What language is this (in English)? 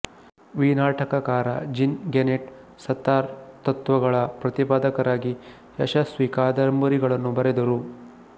Kannada